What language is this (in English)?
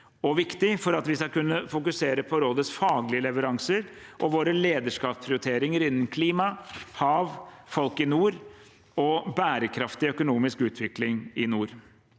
Norwegian